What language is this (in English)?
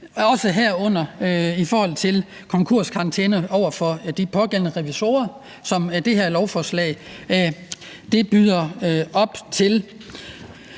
Danish